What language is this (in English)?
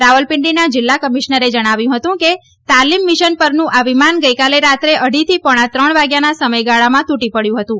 Gujarati